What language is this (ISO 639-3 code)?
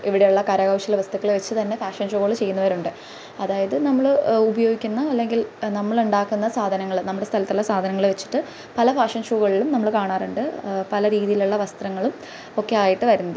mal